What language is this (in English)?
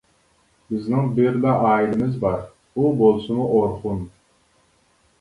Uyghur